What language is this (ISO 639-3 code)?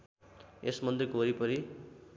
nep